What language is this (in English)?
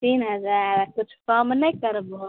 Maithili